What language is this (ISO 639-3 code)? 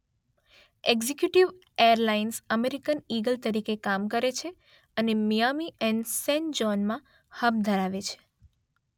guj